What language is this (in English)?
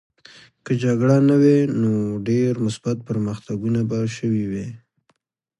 Pashto